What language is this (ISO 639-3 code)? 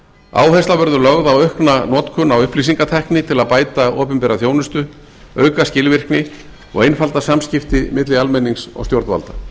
isl